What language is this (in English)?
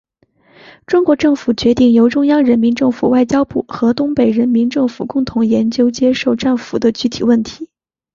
Chinese